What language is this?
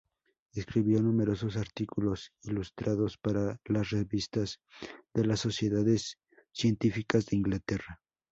Spanish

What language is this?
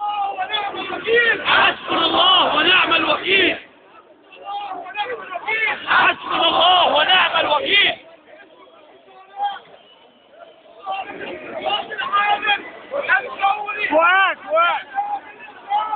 Arabic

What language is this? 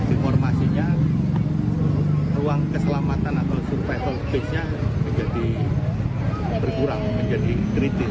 Indonesian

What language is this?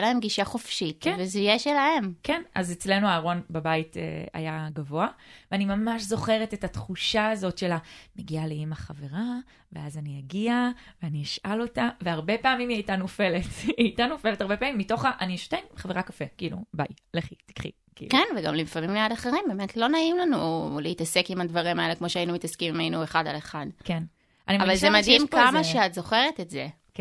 Hebrew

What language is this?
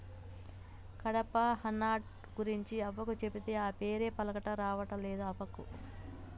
Telugu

